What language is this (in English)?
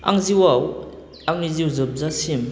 Bodo